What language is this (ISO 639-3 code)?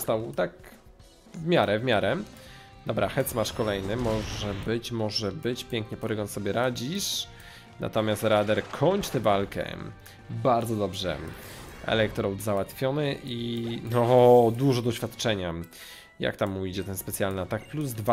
pol